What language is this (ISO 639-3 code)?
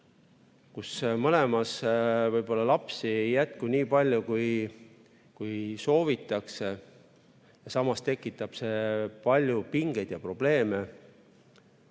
est